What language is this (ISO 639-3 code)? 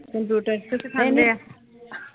pan